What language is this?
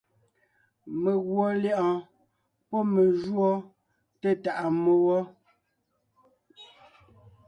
Ngiemboon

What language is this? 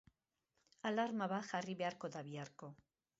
Basque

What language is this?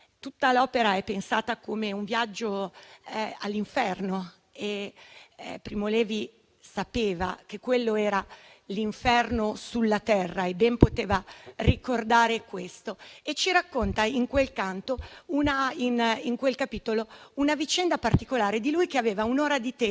Italian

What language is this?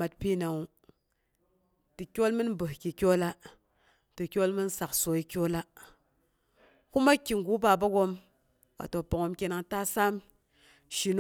Boghom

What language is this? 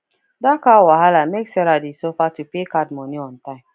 Nigerian Pidgin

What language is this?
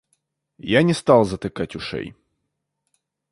Russian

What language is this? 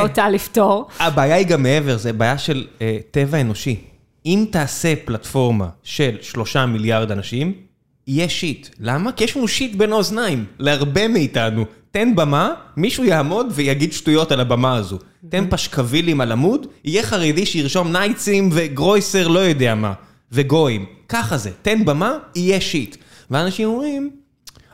Hebrew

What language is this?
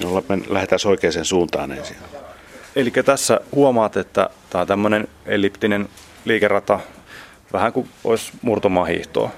Finnish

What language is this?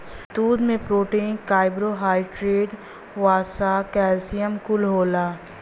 Bhojpuri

